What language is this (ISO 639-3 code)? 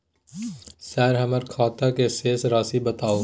mai